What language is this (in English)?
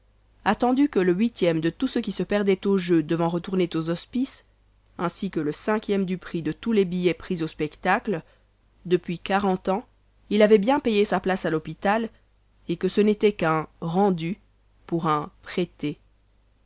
French